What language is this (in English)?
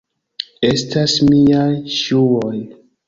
Esperanto